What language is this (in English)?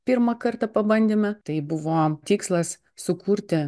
Lithuanian